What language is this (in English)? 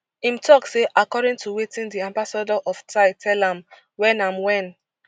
Nigerian Pidgin